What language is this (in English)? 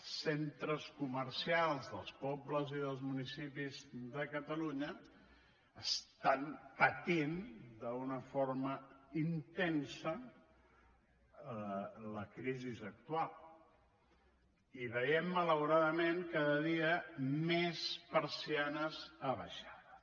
Catalan